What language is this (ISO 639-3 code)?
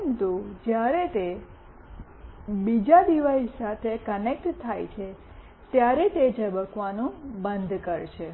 guj